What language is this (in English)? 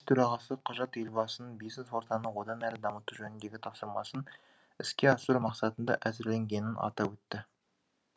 Kazakh